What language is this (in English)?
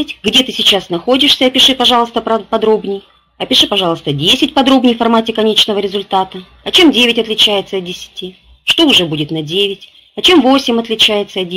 Russian